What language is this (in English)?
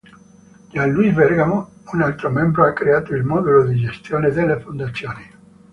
Italian